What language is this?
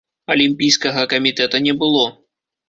Belarusian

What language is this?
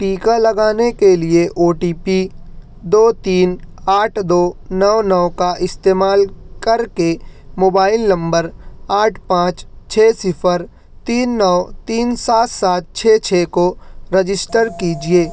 Urdu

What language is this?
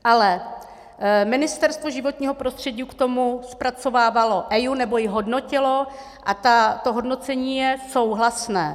Czech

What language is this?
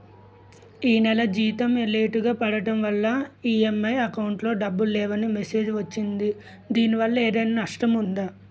Telugu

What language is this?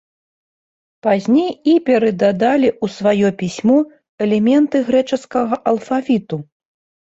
Belarusian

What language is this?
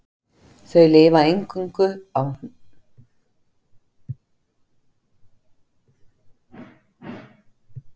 Icelandic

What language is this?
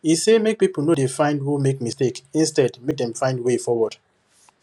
Nigerian Pidgin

